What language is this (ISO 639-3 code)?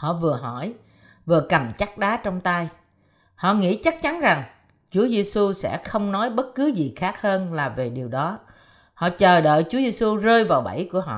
vie